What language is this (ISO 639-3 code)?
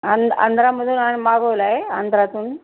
mar